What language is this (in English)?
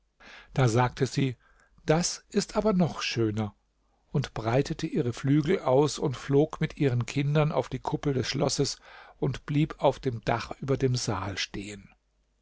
German